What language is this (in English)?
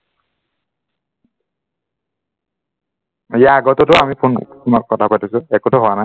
Assamese